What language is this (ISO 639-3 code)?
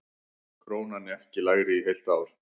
isl